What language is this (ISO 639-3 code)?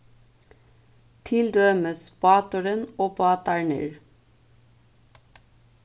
fao